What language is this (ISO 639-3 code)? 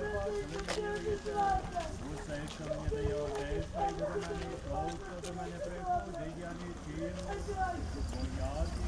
ukr